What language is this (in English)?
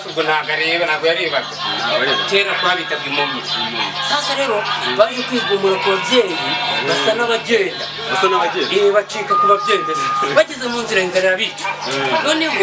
Rundi